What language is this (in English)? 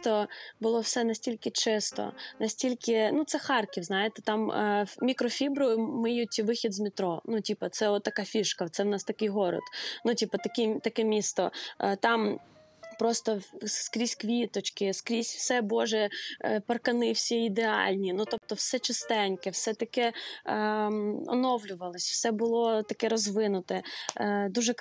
Ukrainian